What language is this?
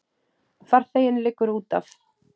Icelandic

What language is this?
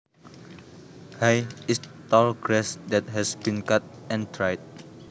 Javanese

